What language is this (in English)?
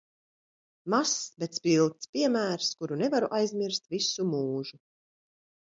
Latvian